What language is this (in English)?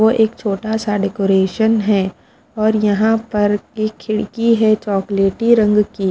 Hindi